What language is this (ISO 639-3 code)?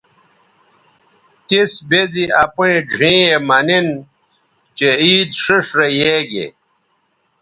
btv